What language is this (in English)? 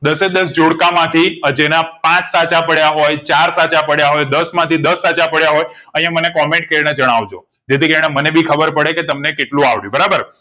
Gujarati